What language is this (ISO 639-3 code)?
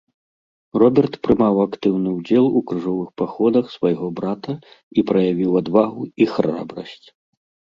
bel